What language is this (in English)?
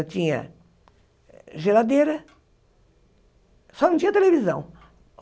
Portuguese